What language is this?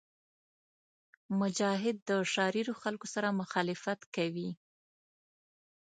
Pashto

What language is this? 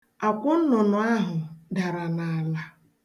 Igbo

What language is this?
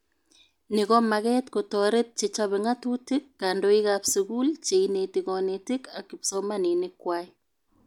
Kalenjin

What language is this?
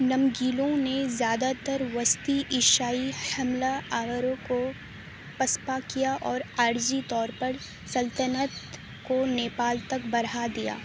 Urdu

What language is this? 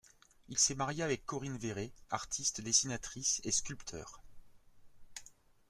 French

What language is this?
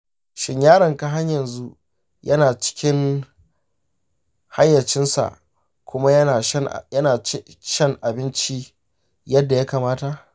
Hausa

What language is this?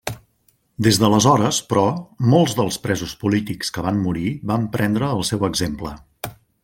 Catalan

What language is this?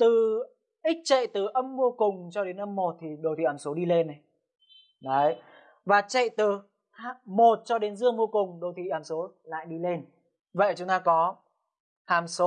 Vietnamese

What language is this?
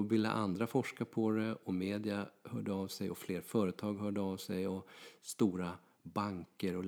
Swedish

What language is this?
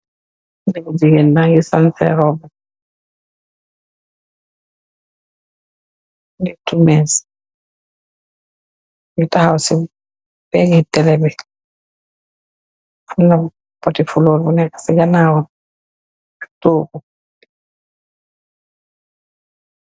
Wolof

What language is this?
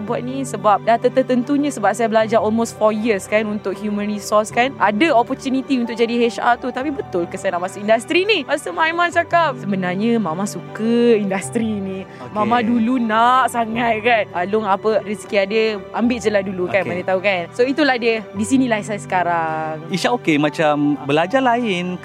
Malay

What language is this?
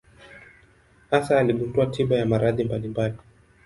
Swahili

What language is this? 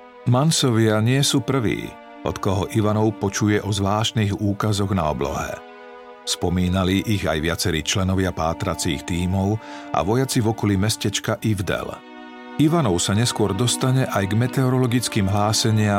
Slovak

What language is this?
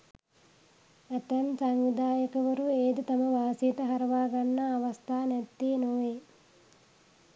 Sinhala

